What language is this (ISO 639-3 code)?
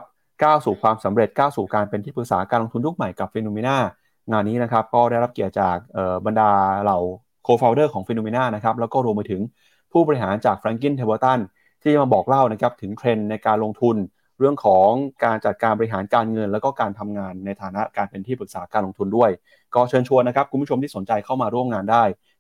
tha